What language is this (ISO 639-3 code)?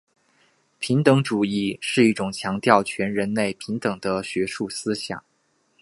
zho